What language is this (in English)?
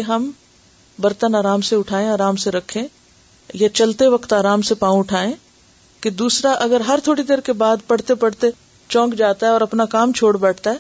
Urdu